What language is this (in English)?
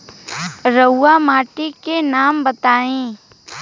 Bhojpuri